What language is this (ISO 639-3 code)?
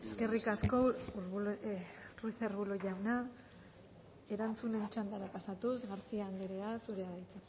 eus